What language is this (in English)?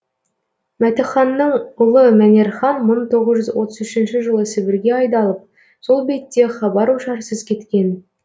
Kazakh